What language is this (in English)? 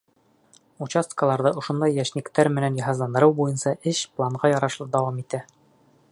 Bashkir